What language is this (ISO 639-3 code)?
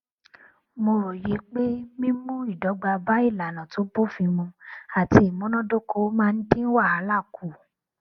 yor